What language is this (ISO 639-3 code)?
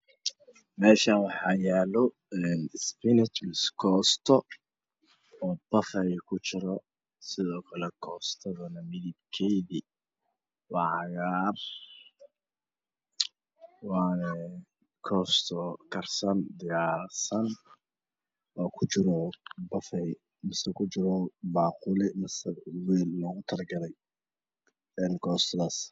som